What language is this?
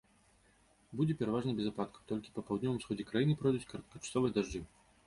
Belarusian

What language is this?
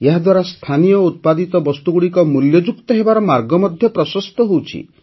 Odia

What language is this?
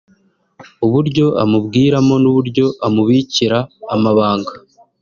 Kinyarwanda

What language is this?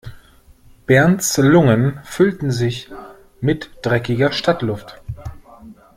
German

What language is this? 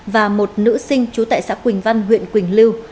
Vietnamese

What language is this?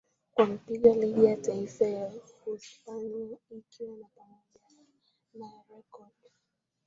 Swahili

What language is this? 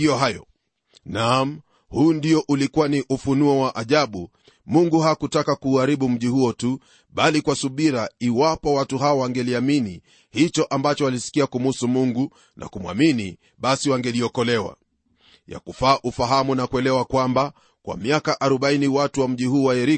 Swahili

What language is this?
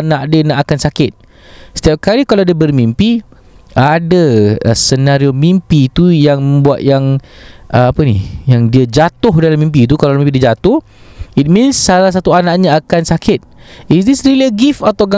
Malay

